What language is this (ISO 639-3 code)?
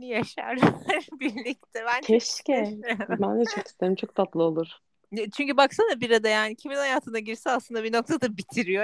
tur